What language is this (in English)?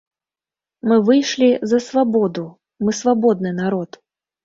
Belarusian